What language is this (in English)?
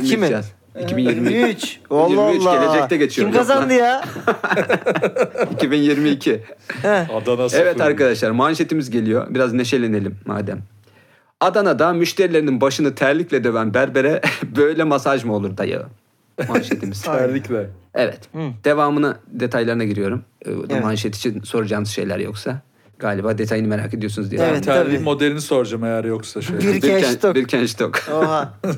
Turkish